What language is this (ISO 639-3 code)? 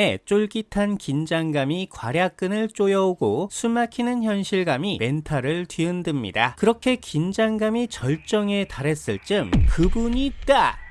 kor